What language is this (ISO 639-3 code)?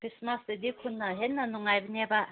mni